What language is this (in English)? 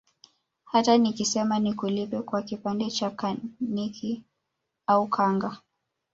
Swahili